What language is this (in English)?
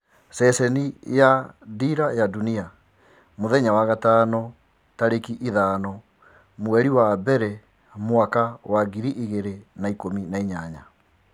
Kikuyu